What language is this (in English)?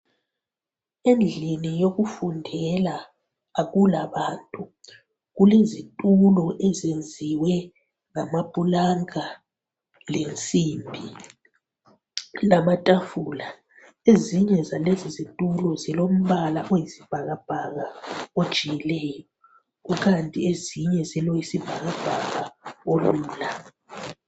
North Ndebele